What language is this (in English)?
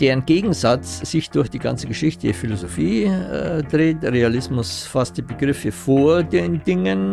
German